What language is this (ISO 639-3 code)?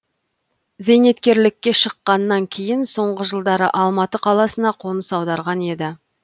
kaz